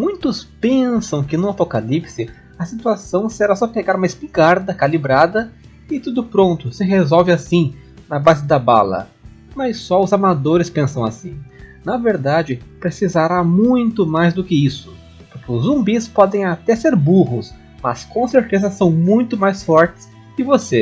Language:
Portuguese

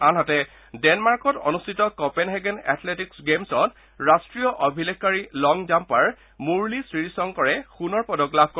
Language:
Assamese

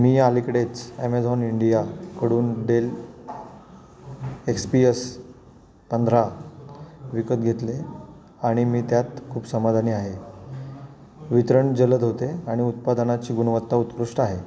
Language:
Marathi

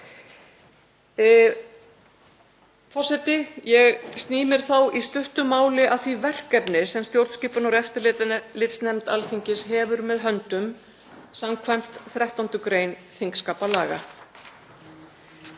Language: Icelandic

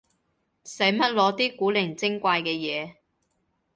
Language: Cantonese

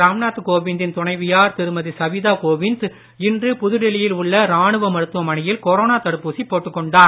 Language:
Tamil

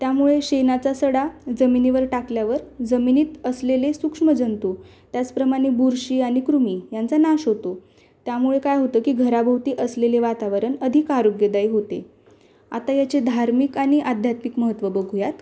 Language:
Marathi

